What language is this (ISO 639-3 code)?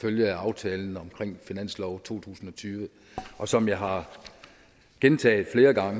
dan